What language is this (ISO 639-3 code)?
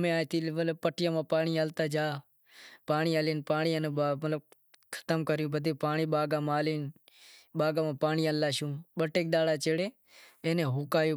kxp